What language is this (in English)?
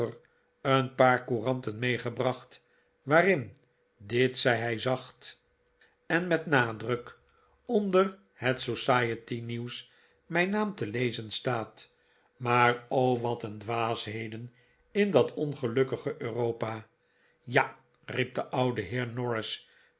Dutch